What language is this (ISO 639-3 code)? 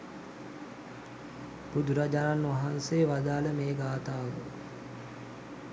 sin